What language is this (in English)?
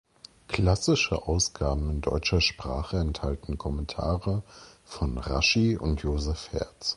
German